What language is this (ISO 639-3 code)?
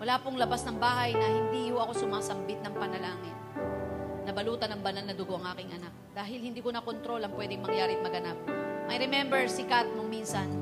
fil